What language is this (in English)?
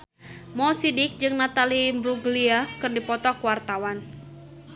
Sundanese